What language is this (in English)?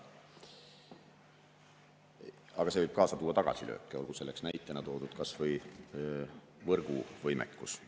Estonian